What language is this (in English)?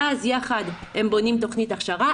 Hebrew